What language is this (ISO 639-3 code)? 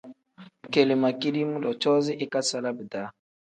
kdh